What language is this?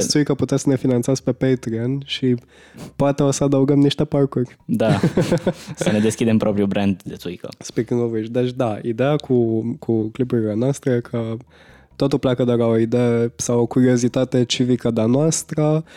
Romanian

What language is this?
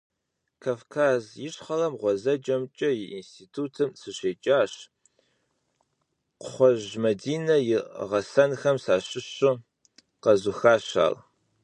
Kabardian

